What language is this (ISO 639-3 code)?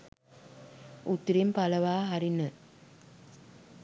sin